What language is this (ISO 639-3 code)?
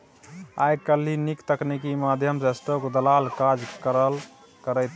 mai